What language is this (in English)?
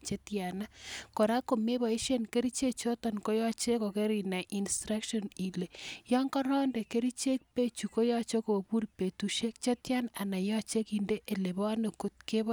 Kalenjin